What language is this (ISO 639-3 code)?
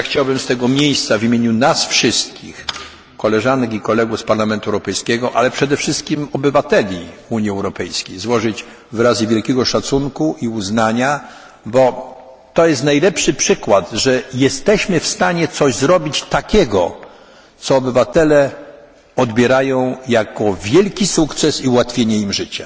pol